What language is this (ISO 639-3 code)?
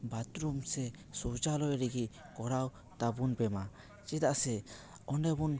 sat